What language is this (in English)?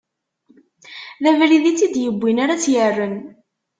Kabyle